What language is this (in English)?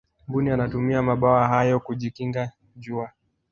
Swahili